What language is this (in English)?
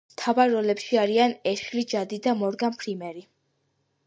Georgian